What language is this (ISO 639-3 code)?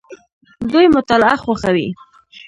pus